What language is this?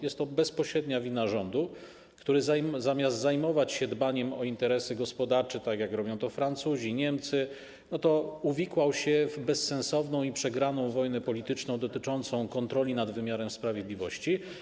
Polish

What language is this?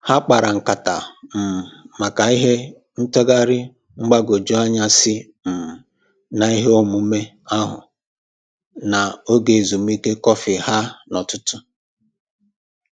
Igbo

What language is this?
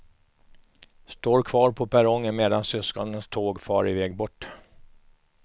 Swedish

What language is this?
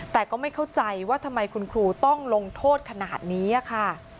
Thai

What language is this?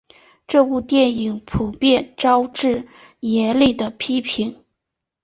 Chinese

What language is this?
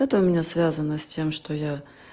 Russian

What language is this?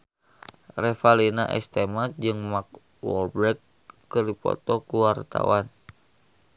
Sundanese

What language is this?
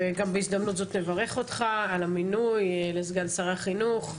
Hebrew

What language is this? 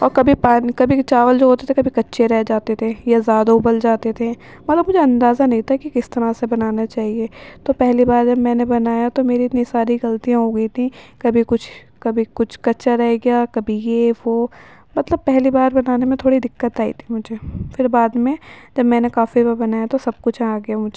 Urdu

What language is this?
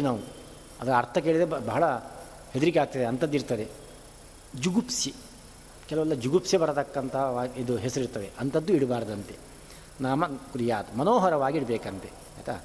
Kannada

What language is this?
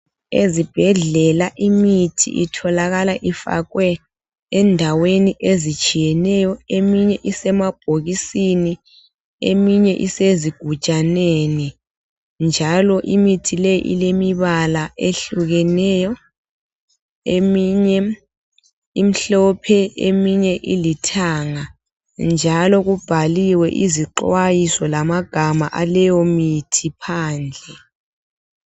North Ndebele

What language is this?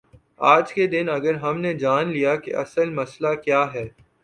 Urdu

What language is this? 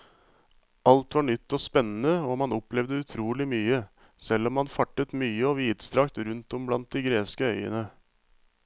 Norwegian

